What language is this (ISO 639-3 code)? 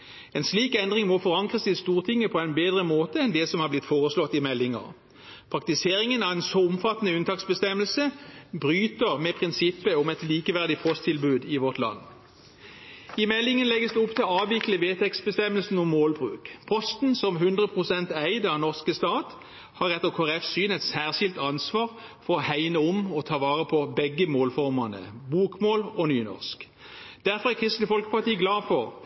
nob